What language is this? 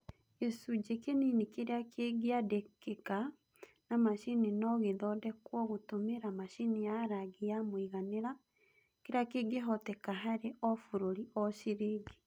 Kikuyu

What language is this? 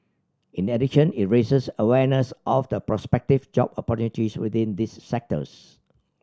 English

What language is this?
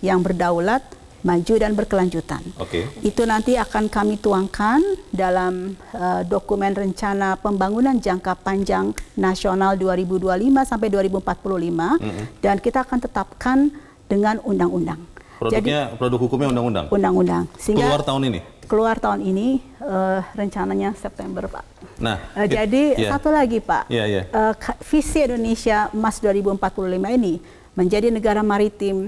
Indonesian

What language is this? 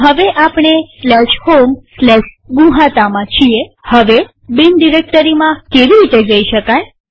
Gujarati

